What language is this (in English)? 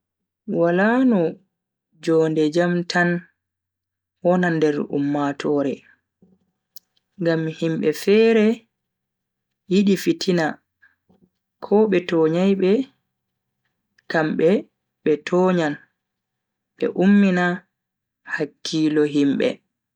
Bagirmi Fulfulde